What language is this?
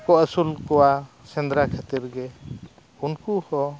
Santali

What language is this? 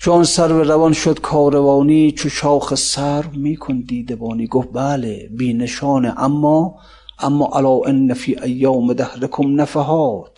Persian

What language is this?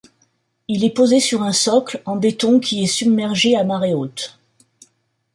French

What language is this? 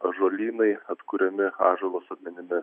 Lithuanian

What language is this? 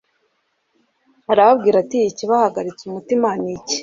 Kinyarwanda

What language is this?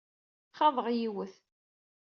Kabyle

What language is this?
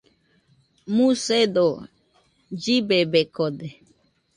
Nüpode Huitoto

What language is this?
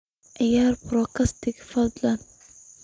Somali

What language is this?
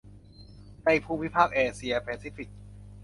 Thai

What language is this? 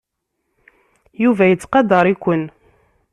Kabyle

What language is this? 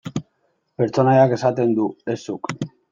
Basque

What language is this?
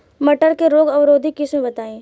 Bhojpuri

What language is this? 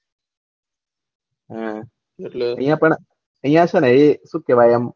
Gujarati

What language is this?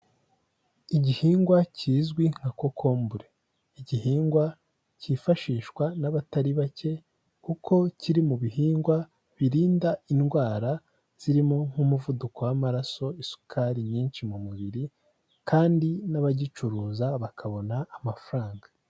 Kinyarwanda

